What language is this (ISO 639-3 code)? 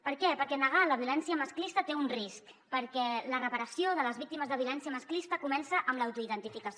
cat